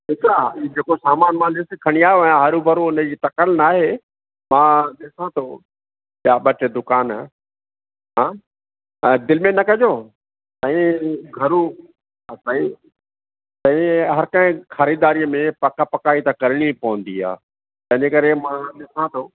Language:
Sindhi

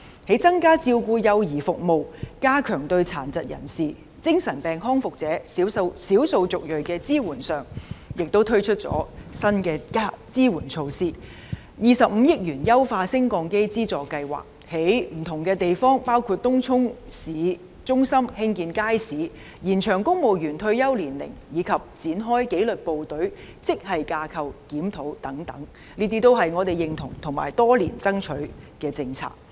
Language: Cantonese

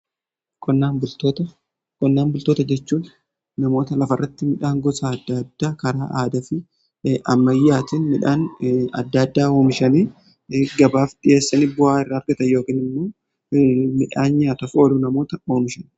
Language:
Oromo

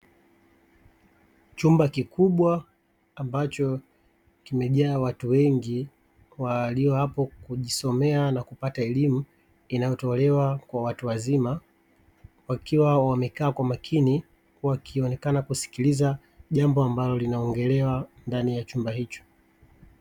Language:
Swahili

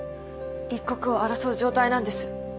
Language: Japanese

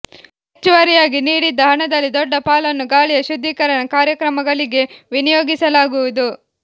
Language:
Kannada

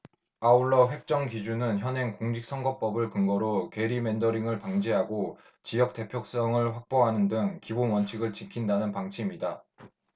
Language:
Korean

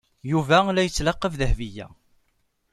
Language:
Kabyle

